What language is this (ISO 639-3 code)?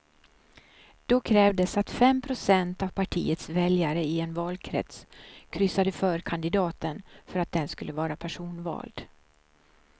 swe